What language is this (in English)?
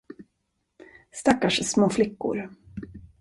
Swedish